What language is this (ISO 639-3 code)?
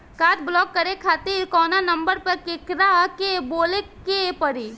bho